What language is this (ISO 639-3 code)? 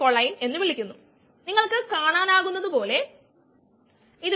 mal